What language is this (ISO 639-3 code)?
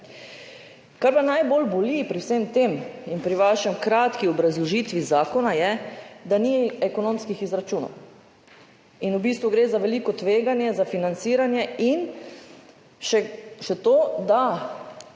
slv